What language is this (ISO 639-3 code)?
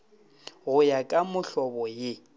nso